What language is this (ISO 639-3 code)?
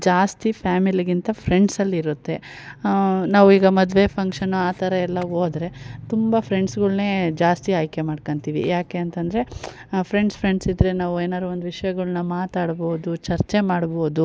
kan